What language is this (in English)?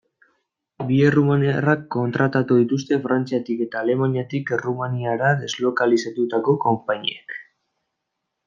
Basque